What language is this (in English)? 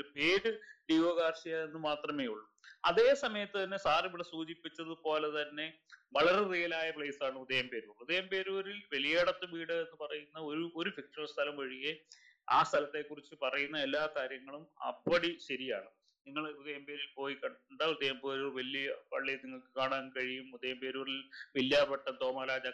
Malayalam